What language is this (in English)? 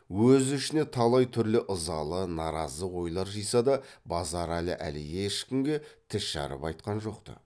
Kazakh